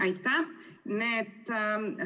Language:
Estonian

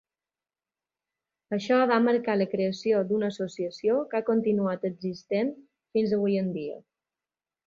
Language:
Catalan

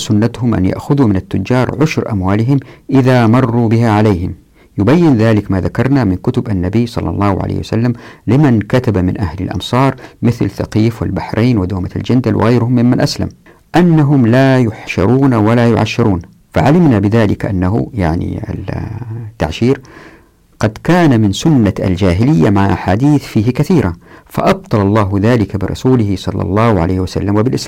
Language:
Arabic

